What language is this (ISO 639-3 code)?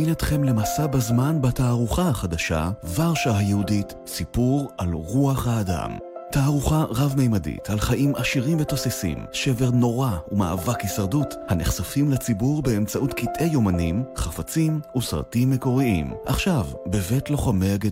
heb